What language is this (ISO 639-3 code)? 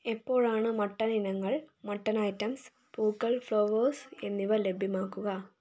mal